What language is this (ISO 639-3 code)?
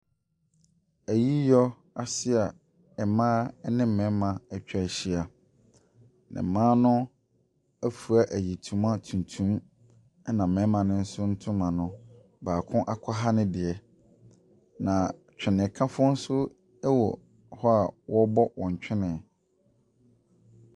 aka